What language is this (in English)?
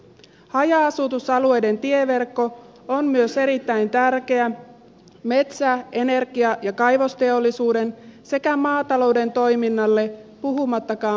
Finnish